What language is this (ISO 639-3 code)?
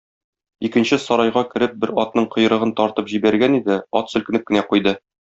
tat